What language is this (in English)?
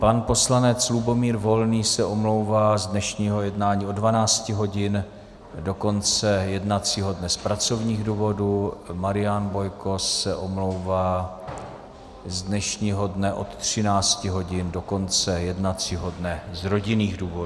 Czech